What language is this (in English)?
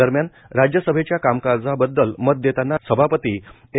Marathi